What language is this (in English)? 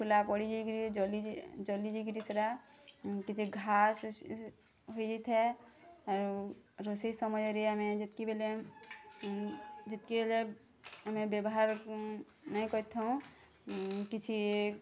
Odia